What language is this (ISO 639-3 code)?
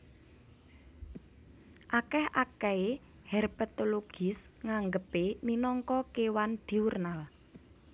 jav